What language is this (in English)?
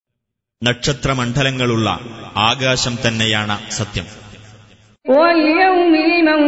Malayalam